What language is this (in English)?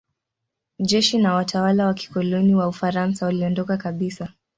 Swahili